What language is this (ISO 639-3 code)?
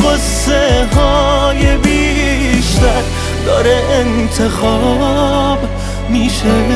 fas